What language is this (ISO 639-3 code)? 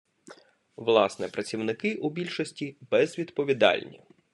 ukr